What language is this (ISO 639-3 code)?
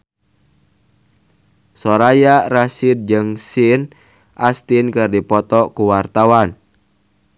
sun